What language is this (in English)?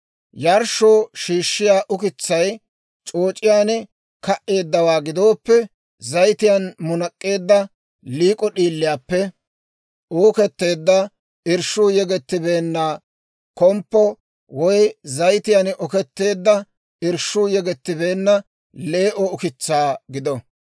Dawro